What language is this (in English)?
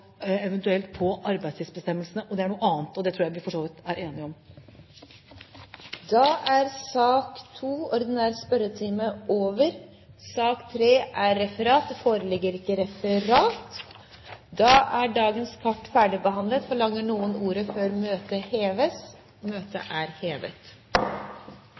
Norwegian Bokmål